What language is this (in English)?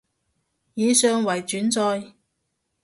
Cantonese